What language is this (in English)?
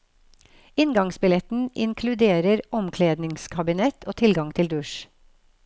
Norwegian